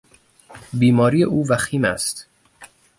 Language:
Persian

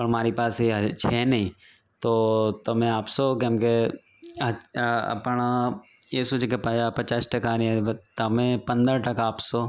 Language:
Gujarati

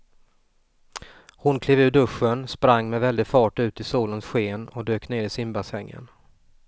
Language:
Swedish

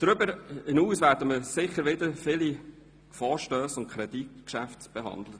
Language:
Swiss German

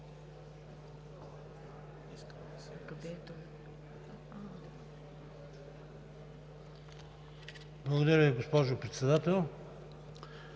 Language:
Bulgarian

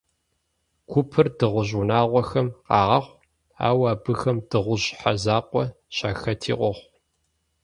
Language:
Kabardian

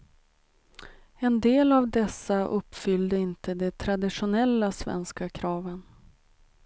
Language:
Swedish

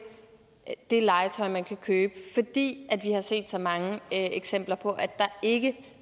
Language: Danish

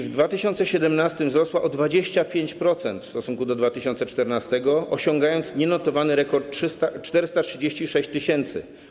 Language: Polish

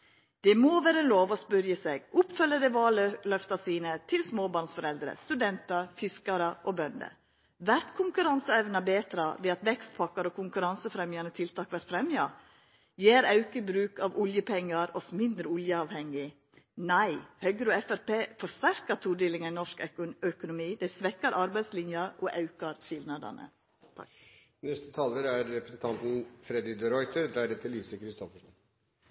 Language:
Norwegian Nynorsk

